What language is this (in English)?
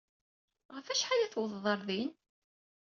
Kabyle